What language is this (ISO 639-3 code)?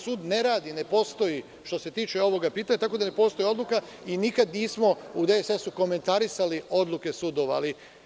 srp